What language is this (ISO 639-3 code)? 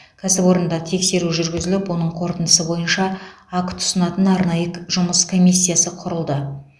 kaz